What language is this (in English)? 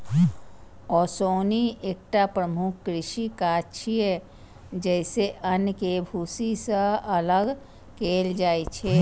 Maithili